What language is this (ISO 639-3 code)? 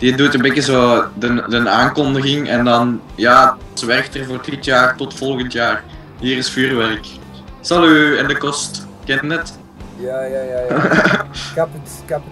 nld